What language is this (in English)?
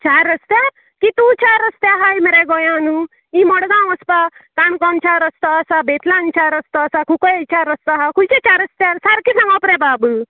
Konkani